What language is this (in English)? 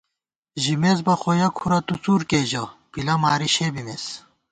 Gawar-Bati